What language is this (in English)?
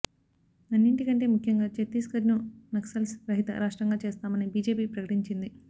Telugu